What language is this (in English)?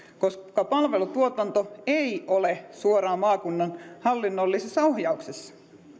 Finnish